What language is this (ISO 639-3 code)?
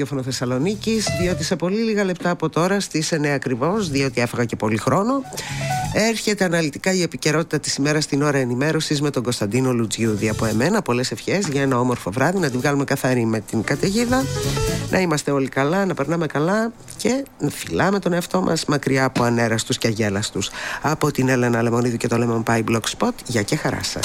ell